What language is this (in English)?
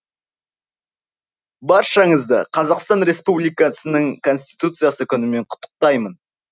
Kazakh